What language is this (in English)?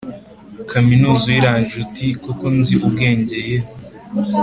Kinyarwanda